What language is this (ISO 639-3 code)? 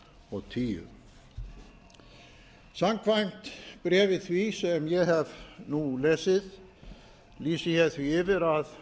isl